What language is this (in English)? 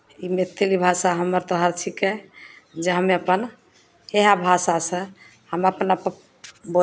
Maithili